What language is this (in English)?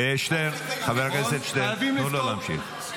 Hebrew